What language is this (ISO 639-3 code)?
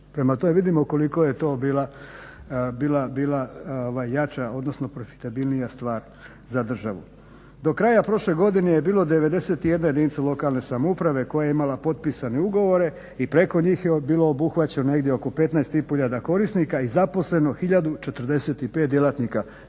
hrv